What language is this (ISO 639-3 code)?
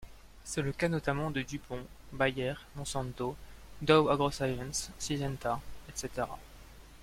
fra